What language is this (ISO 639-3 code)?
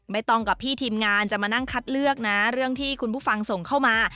tha